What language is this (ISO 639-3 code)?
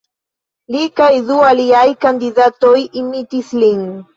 epo